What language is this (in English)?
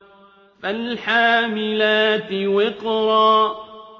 Arabic